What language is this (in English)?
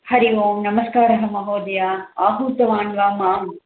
Sanskrit